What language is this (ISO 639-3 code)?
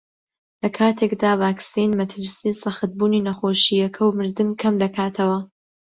ckb